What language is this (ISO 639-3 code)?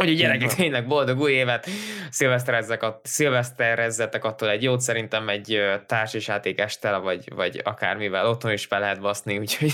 hun